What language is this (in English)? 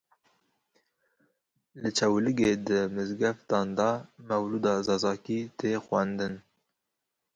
Kurdish